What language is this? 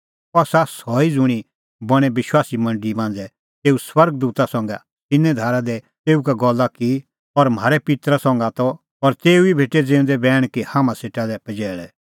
Kullu Pahari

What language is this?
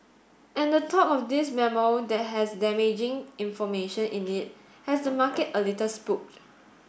English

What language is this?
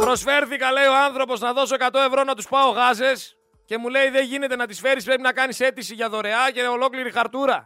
Greek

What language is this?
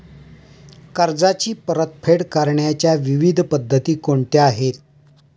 Marathi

